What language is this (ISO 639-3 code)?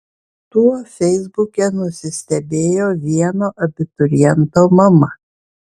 lit